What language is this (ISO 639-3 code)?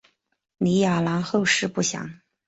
zho